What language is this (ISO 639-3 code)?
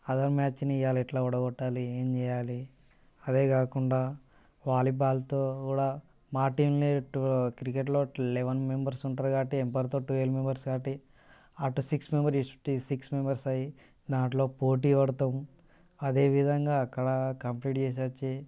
tel